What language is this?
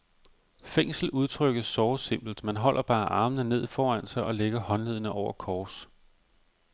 Danish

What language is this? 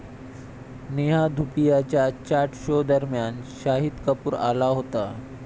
Marathi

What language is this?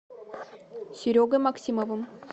Russian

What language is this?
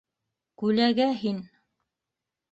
Bashkir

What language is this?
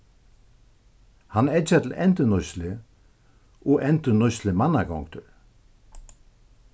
Faroese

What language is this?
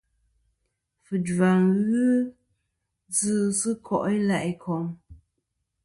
Kom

